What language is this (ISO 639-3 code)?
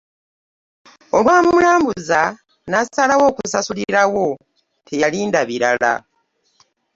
lug